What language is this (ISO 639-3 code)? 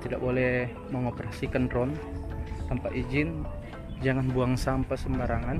ind